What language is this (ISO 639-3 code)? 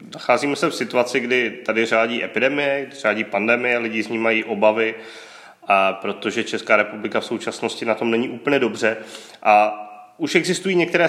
ces